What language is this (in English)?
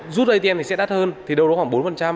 Vietnamese